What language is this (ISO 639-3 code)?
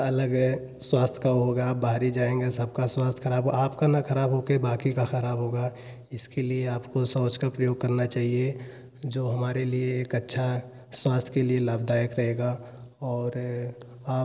hin